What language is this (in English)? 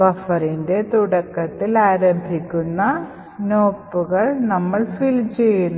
Malayalam